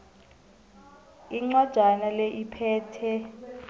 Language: South Ndebele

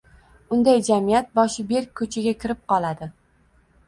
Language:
Uzbek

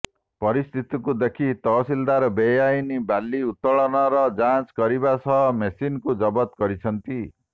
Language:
Odia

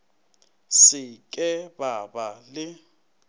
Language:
Northern Sotho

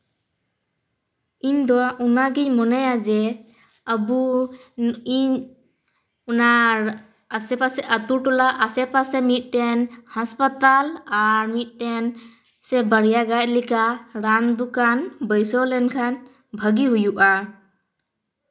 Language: Santali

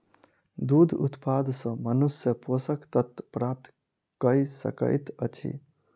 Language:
Maithili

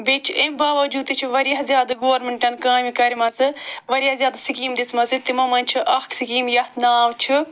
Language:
Kashmiri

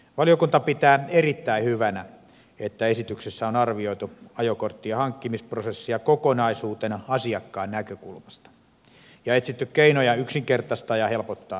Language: Finnish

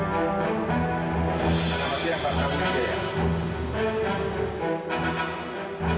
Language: Indonesian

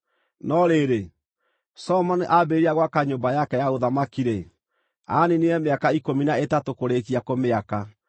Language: Kikuyu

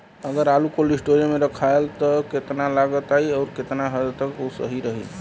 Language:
Bhojpuri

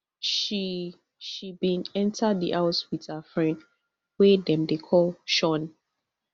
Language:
Nigerian Pidgin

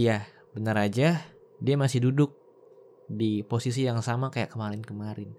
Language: Indonesian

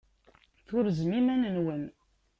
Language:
Kabyle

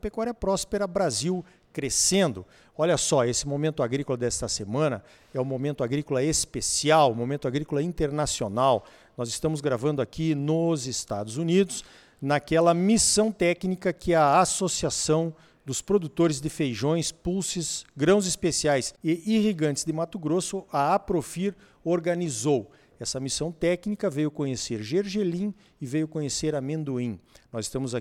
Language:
Portuguese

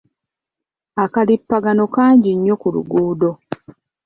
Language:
Ganda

